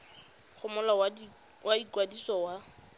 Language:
Tswana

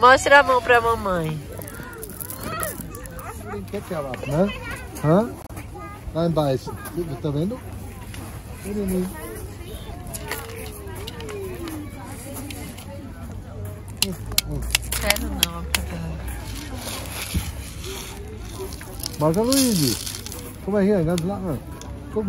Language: Portuguese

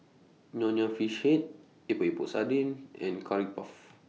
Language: English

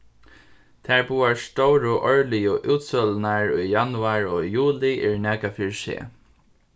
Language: Faroese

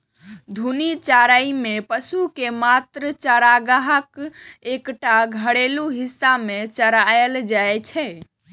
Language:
Maithili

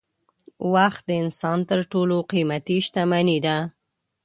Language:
Pashto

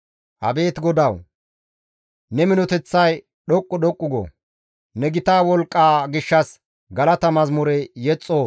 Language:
Gamo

